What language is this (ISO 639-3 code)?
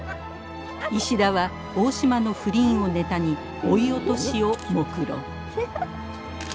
jpn